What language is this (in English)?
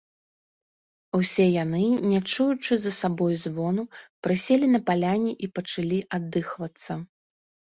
Belarusian